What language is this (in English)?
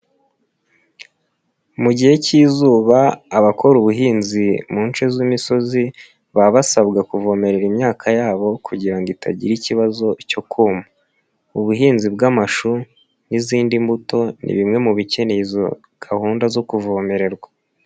Kinyarwanda